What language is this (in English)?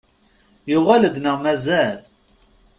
Kabyle